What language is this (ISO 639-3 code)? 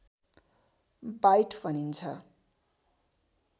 nep